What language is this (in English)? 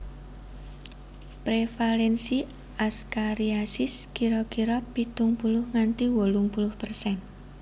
Javanese